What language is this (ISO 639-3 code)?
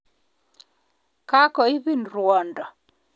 kln